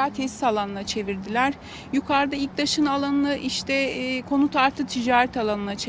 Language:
Turkish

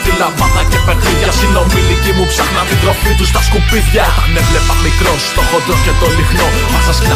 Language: Greek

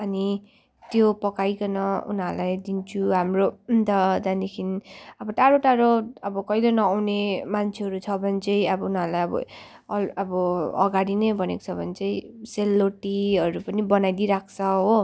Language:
Nepali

